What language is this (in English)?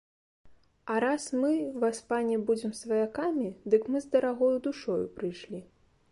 Belarusian